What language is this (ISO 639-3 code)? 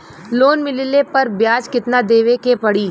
bho